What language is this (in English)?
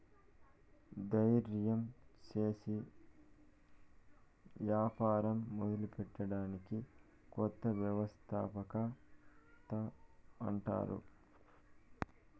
Telugu